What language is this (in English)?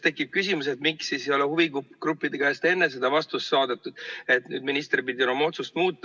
Estonian